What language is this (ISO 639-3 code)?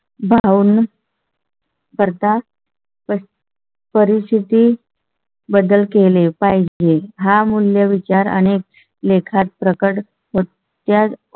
mar